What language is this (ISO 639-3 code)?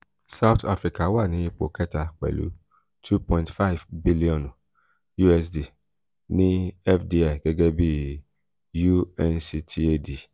yor